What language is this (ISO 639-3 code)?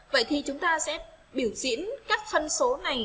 vie